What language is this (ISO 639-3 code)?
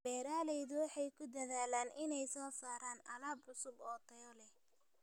som